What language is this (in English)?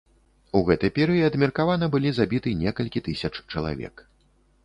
Belarusian